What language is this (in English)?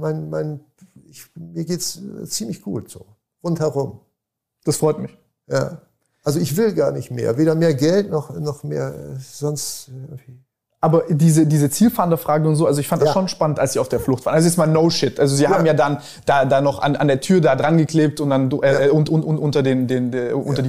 German